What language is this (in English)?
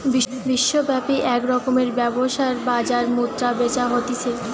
Bangla